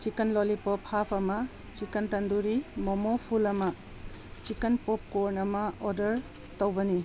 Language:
Manipuri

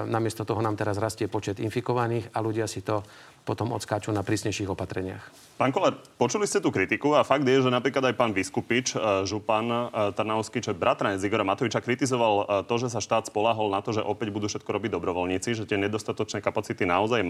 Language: Slovak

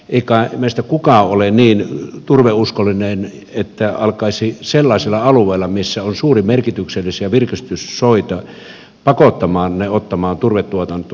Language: Finnish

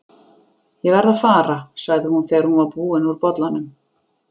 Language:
Icelandic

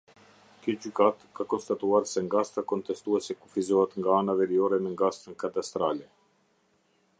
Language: Albanian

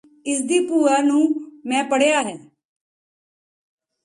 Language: Punjabi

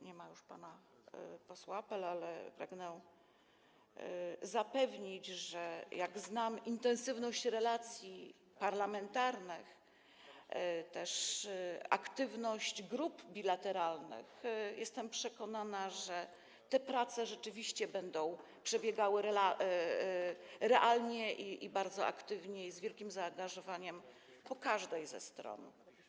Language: Polish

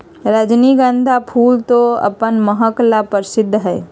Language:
Magahi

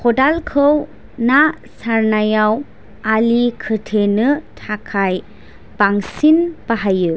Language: Bodo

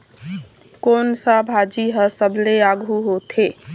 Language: Chhattisgarhi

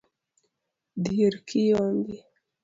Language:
Luo (Kenya and Tanzania)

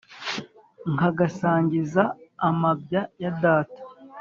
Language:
Kinyarwanda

